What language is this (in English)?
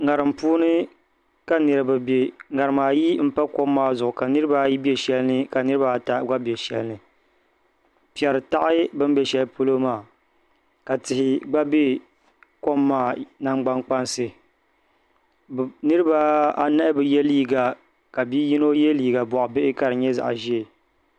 Dagbani